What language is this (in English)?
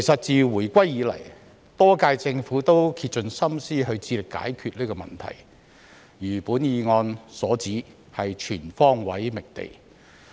Cantonese